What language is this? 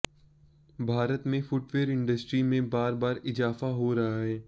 Hindi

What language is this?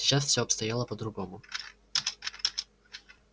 Russian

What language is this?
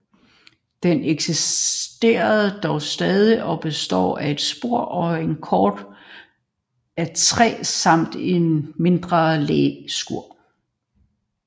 Danish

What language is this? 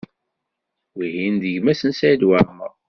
Kabyle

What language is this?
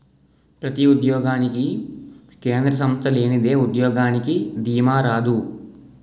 Telugu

